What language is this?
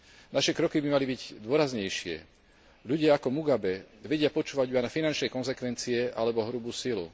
Slovak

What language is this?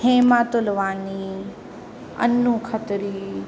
Sindhi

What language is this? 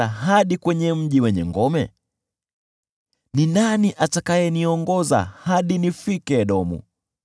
Swahili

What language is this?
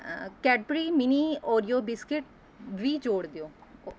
Punjabi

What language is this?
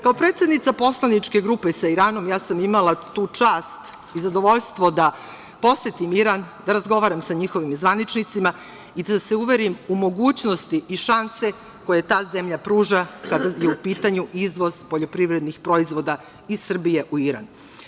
Serbian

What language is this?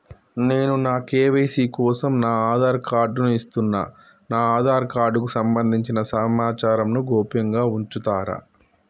Telugu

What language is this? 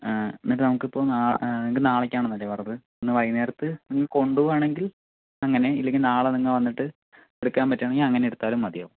Malayalam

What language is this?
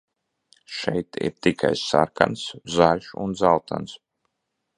Latvian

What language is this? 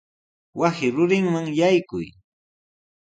Sihuas Ancash Quechua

